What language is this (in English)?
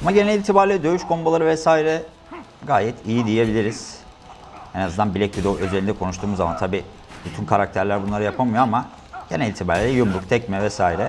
Turkish